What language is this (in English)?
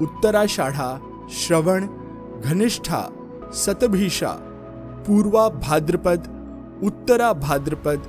Hindi